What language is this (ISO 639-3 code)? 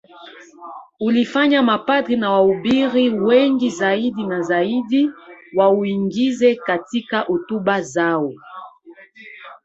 swa